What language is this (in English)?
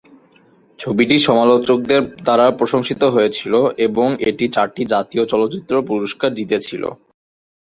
Bangla